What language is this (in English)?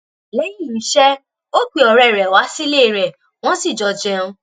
Yoruba